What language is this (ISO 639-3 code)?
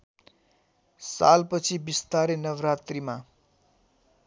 nep